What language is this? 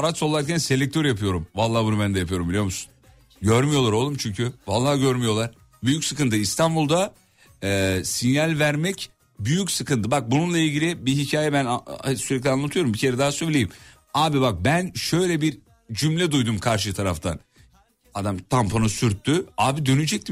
Turkish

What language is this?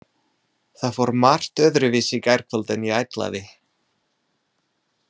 Icelandic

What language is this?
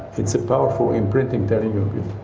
English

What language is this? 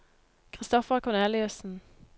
Norwegian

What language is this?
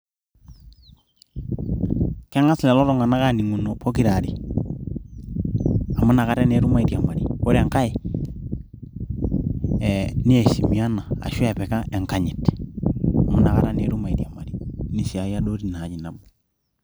Masai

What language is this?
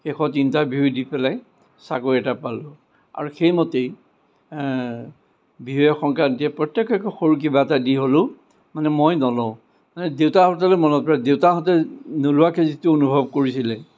Assamese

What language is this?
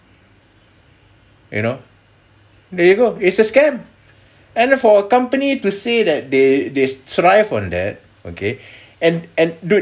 English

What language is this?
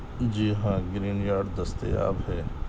Urdu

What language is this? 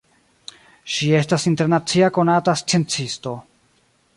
Esperanto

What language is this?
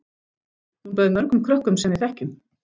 Icelandic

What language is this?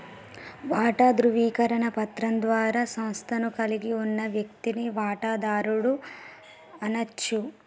Telugu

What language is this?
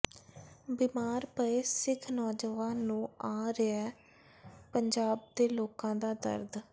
Punjabi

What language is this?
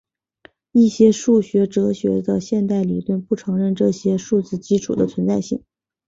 Chinese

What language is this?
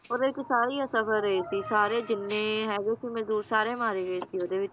Punjabi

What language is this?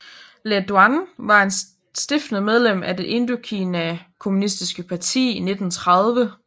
Danish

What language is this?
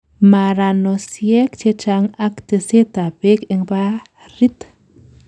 Kalenjin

